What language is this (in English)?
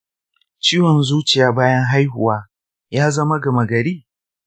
Hausa